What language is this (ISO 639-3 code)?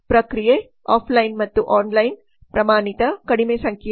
kan